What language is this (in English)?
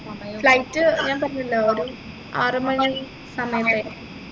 Malayalam